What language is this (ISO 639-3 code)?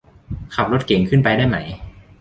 tha